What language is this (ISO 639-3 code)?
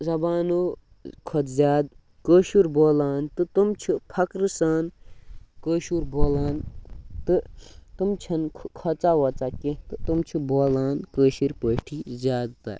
kas